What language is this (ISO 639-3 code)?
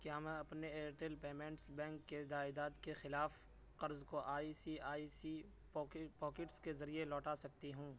urd